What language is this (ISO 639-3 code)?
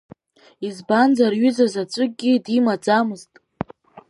abk